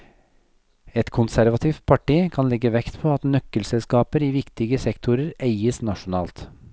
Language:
Norwegian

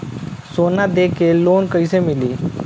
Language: Bhojpuri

